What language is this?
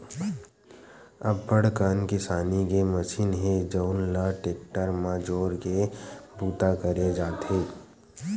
Chhattisgarhi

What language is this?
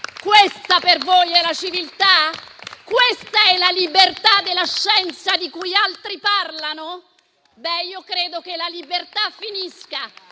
Italian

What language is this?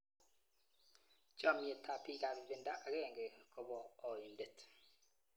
Kalenjin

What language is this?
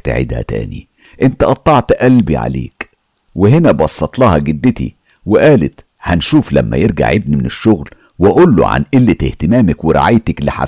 Arabic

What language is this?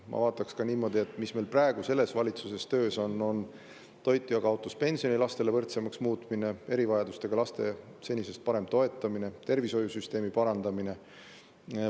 Estonian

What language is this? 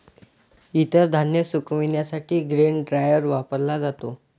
Marathi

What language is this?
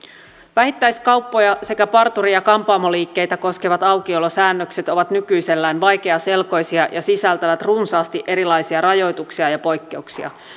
Finnish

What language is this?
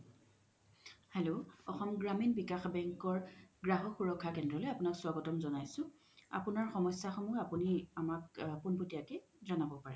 Assamese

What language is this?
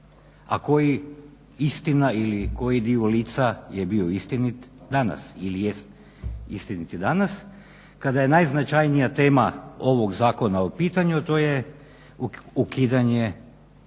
Croatian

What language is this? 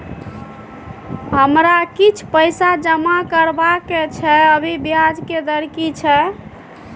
Maithili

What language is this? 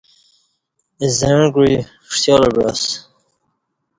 Kati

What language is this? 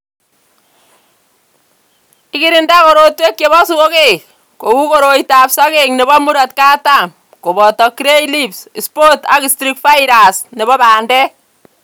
Kalenjin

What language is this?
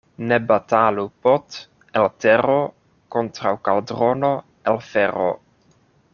Esperanto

